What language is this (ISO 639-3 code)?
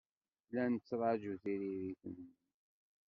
kab